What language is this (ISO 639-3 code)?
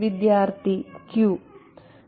mal